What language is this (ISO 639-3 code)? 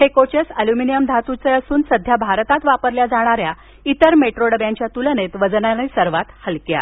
mar